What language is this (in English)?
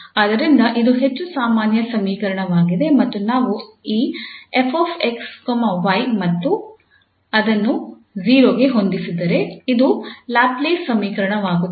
Kannada